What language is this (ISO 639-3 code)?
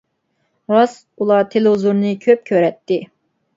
uig